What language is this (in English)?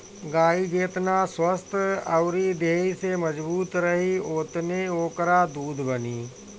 Bhojpuri